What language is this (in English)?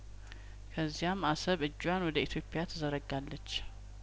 Amharic